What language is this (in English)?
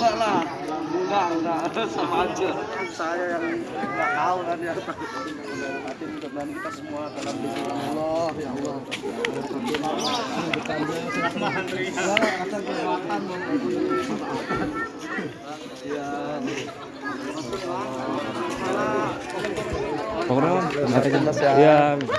Indonesian